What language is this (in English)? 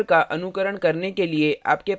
Hindi